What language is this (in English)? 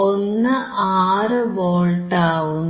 Malayalam